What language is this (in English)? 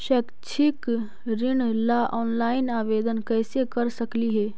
Magahi